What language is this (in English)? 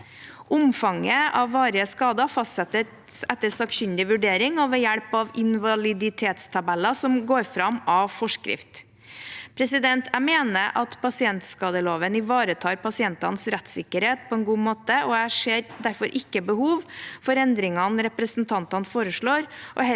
Norwegian